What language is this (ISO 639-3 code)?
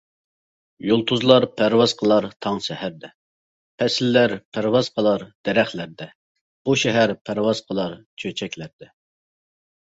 uig